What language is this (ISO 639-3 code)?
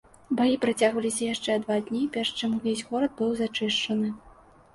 bel